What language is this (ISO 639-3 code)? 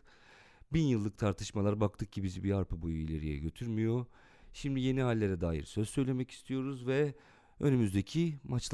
tur